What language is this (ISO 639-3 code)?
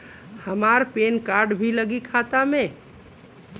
bho